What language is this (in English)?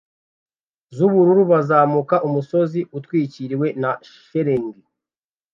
Kinyarwanda